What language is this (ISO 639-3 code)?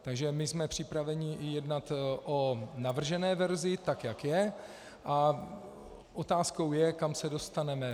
ces